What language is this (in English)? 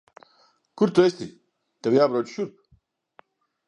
Latvian